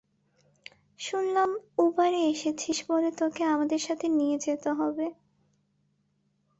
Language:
Bangla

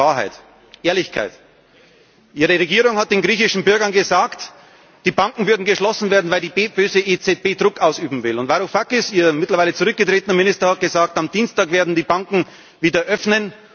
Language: German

